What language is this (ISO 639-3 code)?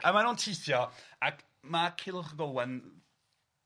cym